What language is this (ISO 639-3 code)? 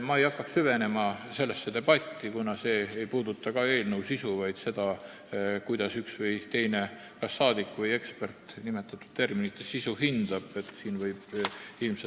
est